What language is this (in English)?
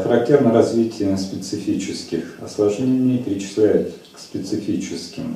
Russian